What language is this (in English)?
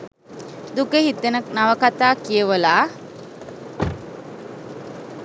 Sinhala